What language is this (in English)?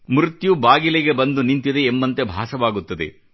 Kannada